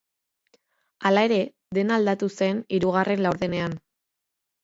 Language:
Basque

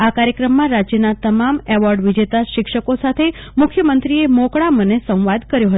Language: Gujarati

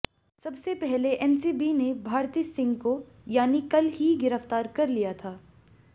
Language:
Hindi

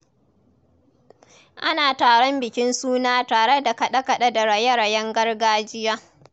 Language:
Hausa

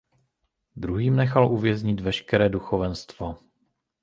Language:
Czech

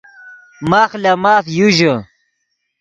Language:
Yidgha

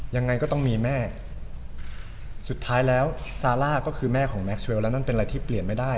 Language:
Thai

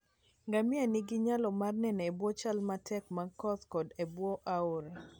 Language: Luo (Kenya and Tanzania)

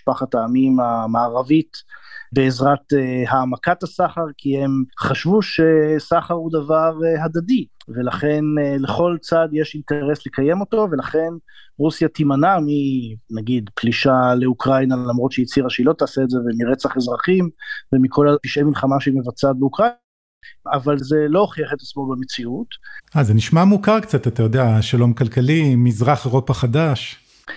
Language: Hebrew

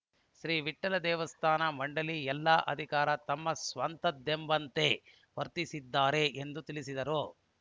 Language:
Kannada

